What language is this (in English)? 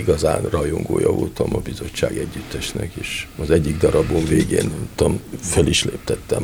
Hungarian